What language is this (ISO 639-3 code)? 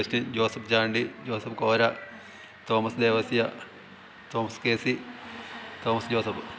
mal